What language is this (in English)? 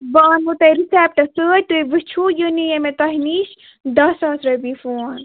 Kashmiri